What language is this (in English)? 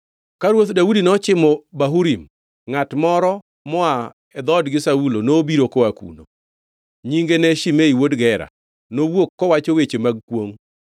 Luo (Kenya and Tanzania)